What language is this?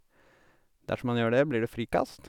Norwegian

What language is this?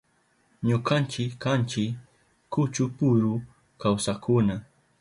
Southern Pastaza Quechua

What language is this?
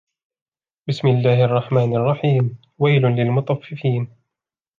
Arabic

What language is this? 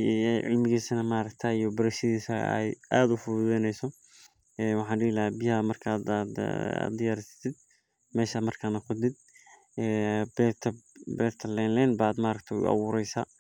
Somali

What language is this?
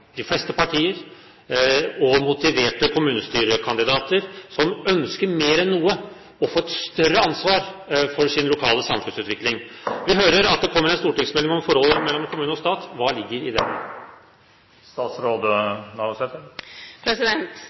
Norwegian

